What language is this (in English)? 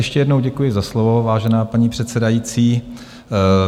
Czech